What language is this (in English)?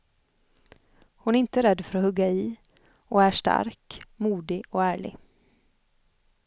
Swedish